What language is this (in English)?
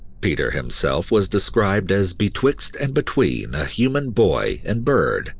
English